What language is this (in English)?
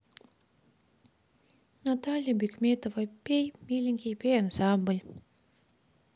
Russian